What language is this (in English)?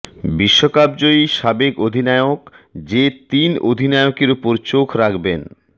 Bangla